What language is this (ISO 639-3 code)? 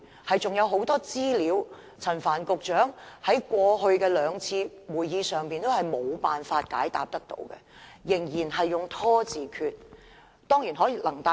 yue